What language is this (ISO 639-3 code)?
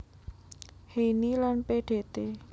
jav